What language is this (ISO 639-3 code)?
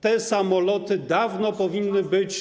pol